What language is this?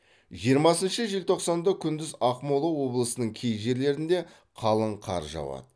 Kazakh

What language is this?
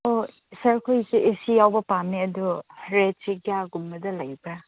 Manipuri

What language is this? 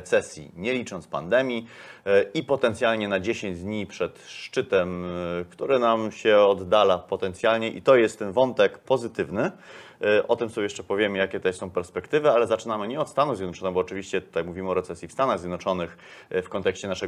Polish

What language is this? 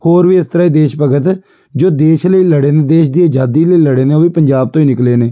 Punjabi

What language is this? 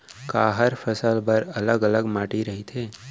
Chhattisgarhi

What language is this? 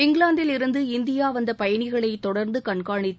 Tamil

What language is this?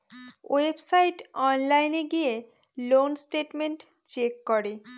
Bangla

